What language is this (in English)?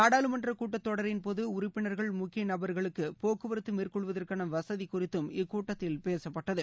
Tamil